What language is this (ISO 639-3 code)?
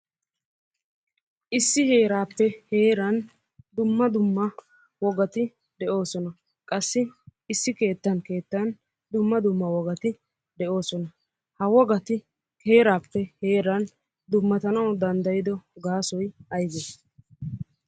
wal